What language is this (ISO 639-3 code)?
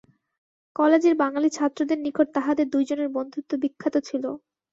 ben